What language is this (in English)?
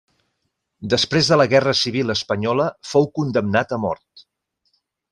Catalan